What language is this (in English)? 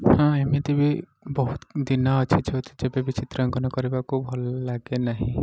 Odia